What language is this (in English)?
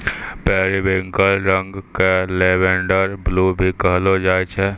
Maithili